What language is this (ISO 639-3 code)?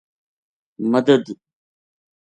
gju